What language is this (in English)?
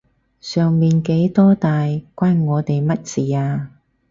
Cantonese